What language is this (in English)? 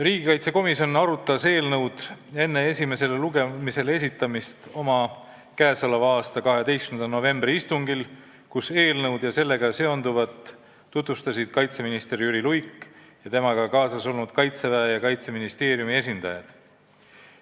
Estonian